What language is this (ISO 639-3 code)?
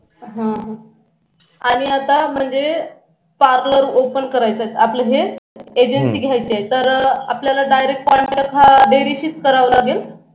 mar